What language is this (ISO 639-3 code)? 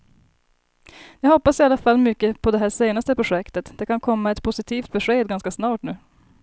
swe